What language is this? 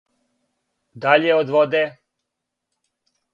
Serbian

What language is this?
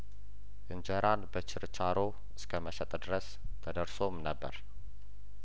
Amharic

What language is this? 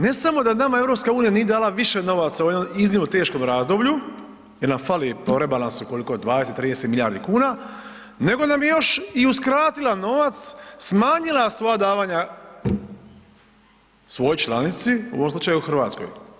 Croatian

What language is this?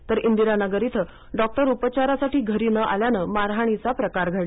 Marathi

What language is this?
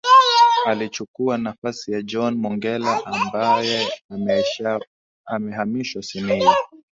Swahili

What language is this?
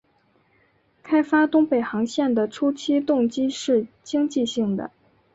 Chinese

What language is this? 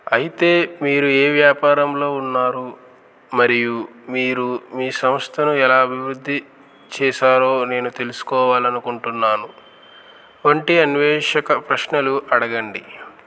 Telugu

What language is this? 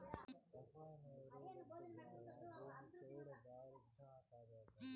Telugu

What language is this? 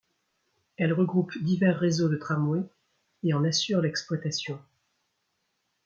French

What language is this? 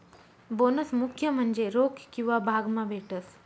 Marathi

